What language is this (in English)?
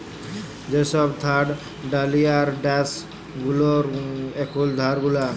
Bangla